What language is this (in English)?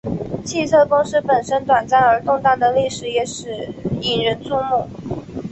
Chinese